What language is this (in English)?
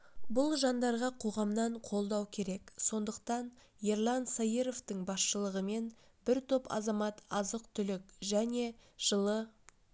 Kazakh